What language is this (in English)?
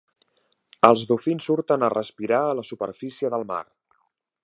Catalan